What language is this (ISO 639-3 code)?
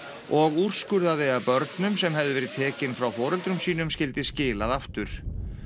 isl